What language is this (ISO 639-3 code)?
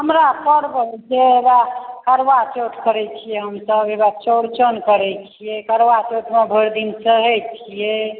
mai